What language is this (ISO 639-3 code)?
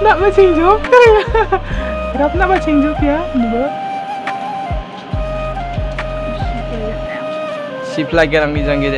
ind